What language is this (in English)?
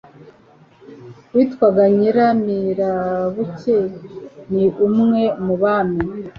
Kinyarwanda